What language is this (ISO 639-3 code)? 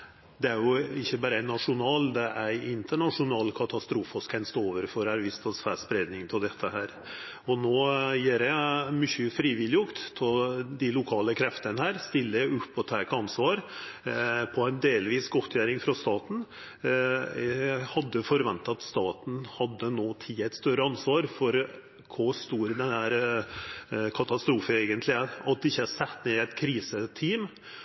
nor